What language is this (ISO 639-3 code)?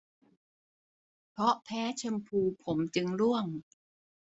tha